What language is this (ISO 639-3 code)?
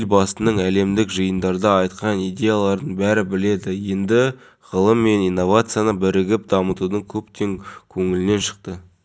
kaz